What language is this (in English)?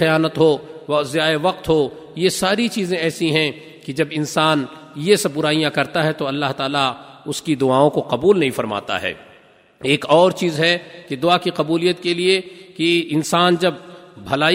Urdu